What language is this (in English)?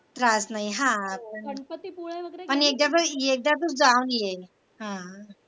Marathi